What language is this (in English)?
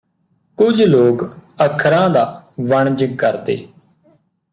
Punjabi